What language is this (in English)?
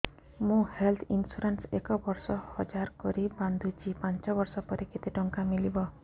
Odia